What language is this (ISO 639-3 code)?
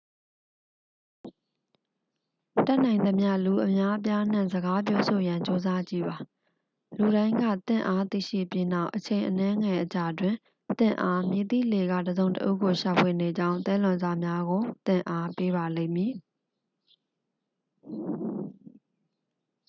mya